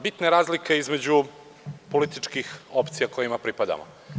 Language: Serbian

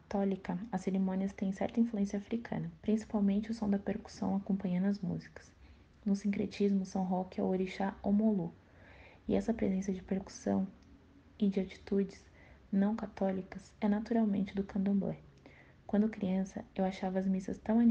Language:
Portuguese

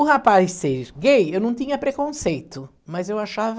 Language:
Portuguese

